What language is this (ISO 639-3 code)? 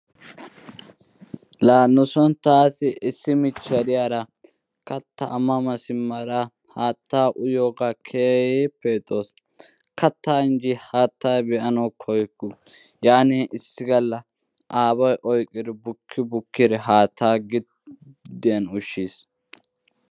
wal